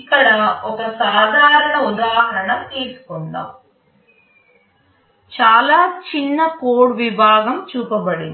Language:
Telugu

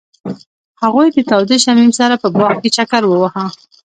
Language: Pashto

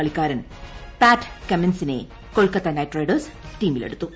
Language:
Malayalam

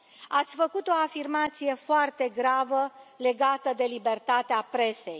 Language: Romanian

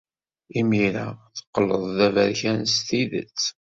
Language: Kabyle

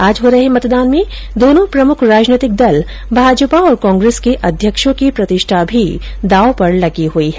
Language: Hindi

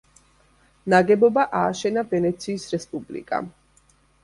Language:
Georgian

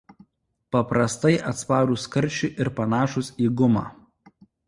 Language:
Lithuanian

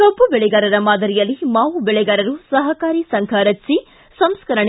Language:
Kannada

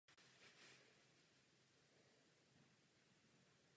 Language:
Czech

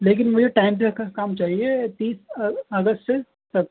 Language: Urdu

